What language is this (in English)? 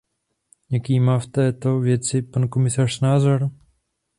Czech